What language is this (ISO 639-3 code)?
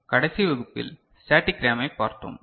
tam